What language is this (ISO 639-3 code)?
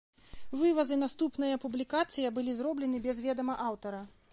bel